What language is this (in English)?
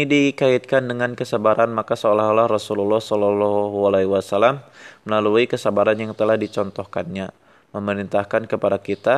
Indonesian